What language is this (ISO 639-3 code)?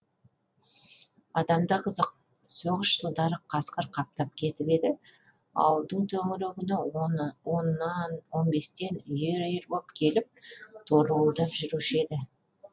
kaz